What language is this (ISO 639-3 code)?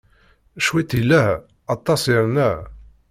kab